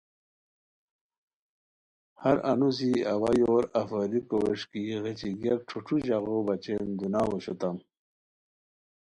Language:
Khowar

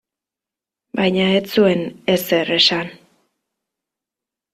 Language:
Basque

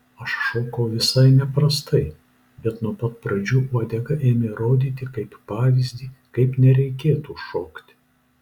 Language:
Lithuanian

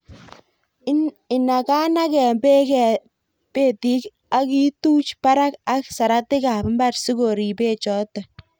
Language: Kalenjin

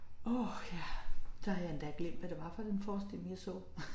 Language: Danish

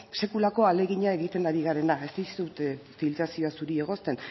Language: Basque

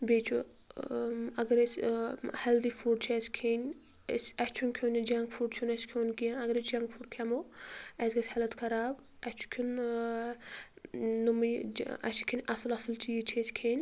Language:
Kashmiri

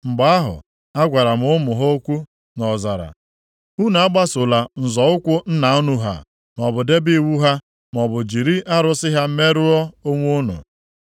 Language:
Igbo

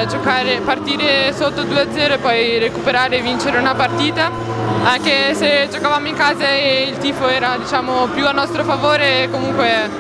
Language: Italian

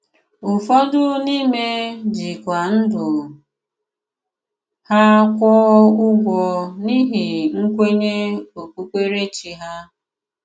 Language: Igbo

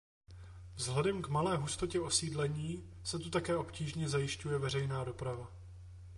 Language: Czech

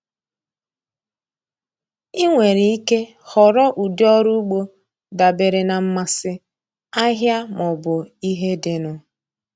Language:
Igbo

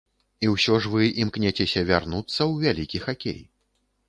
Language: Belarusian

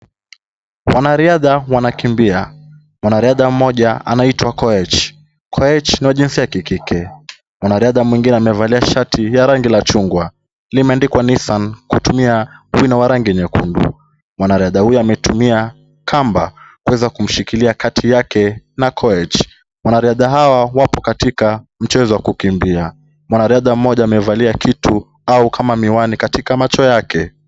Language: Swahili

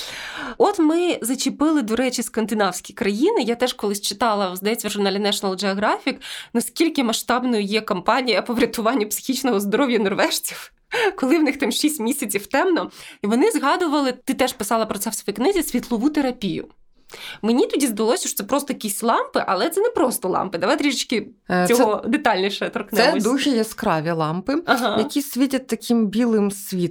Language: Ukrainian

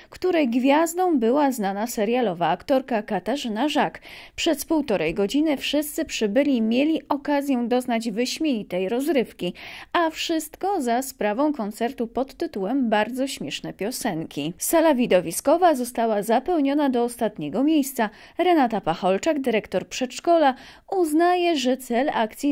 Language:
Polish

